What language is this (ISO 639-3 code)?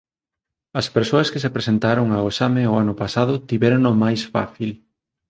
glg